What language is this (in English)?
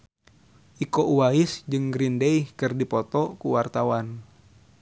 Sundanese